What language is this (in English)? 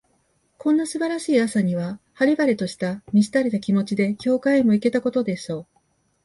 Japanese